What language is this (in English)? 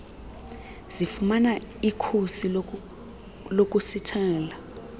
Xhosa